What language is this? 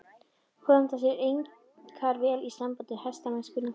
Icelandic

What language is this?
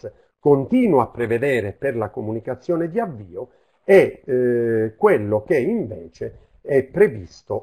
Italian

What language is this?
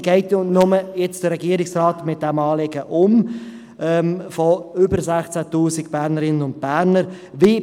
Swiss German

